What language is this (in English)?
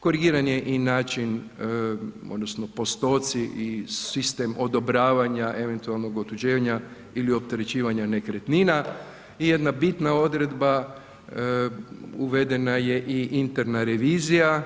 Croatian